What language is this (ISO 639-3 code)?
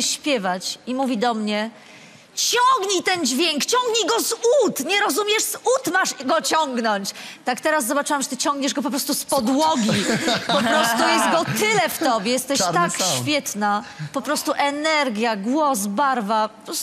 pol